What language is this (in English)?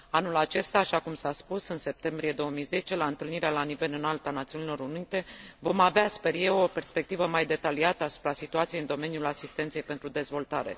Romanian